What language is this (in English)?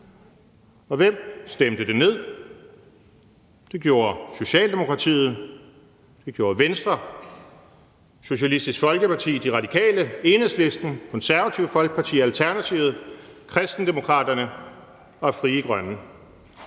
Danish